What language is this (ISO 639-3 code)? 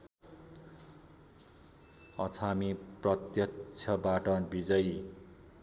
nep